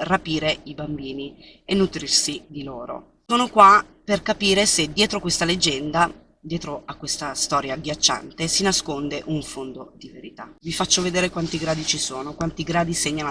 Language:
Italian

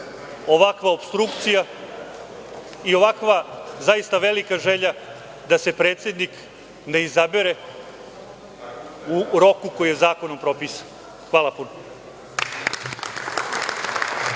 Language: Serbian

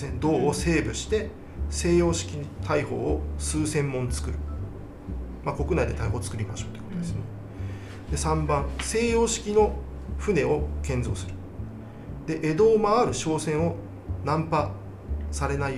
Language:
Japanese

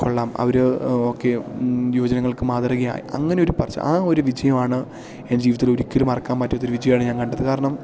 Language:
Malayalam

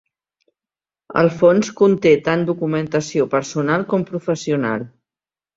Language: Catalan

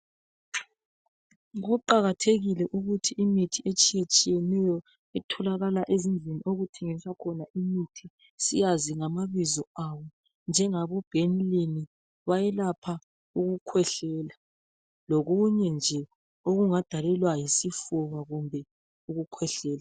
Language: North Ndebele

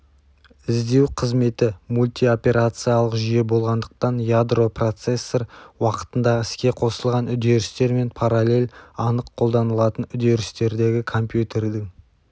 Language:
Kazakh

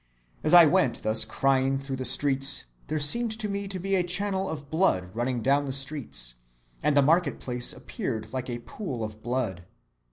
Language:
English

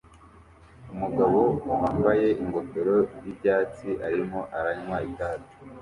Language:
Kinyarwanda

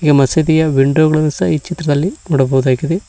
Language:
Kannada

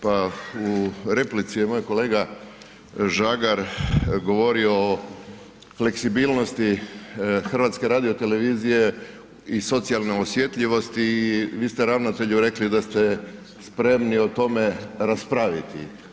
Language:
Croatian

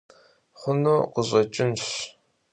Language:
Kabardian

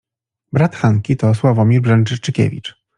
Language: Polish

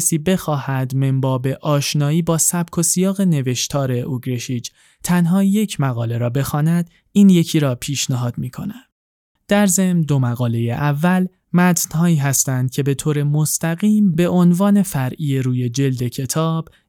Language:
Persian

